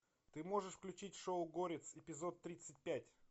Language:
Russian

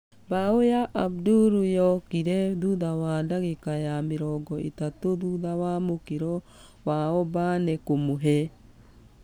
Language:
Kikuyu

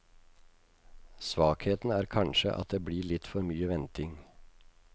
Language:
Norwegian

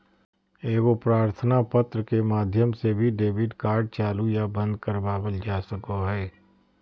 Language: Magahi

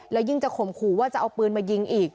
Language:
Thai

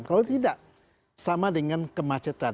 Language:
Indonesian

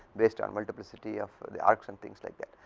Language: English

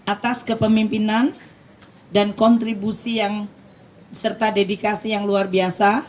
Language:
Indonesian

